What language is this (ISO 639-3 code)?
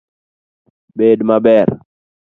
luo